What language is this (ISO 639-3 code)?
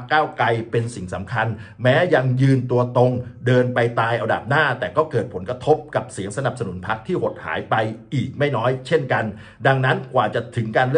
tha